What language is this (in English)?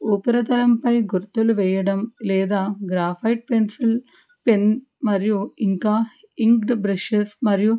Telugu